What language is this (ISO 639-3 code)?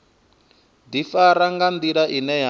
ven